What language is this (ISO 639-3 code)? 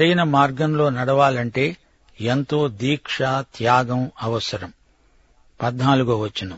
tel